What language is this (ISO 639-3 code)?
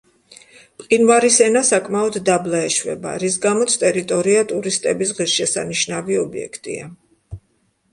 kat